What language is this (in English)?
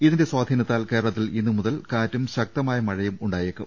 Malayalam